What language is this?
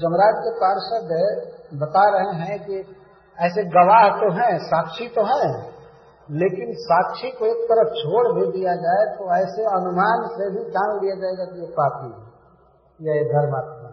Hindi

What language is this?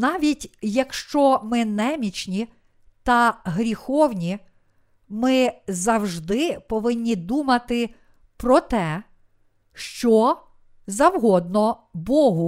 Ukrainian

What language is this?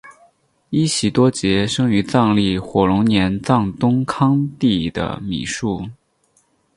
Chinese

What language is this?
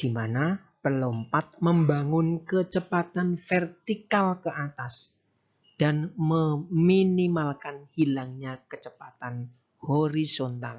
Indonesian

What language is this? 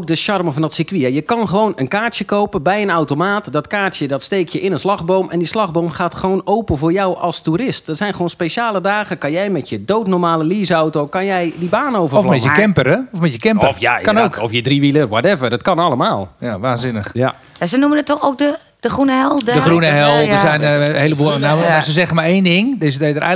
Dutch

